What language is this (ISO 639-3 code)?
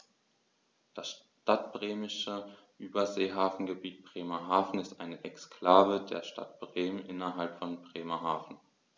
deu